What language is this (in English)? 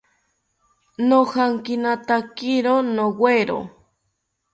South Ucayali Ashéninka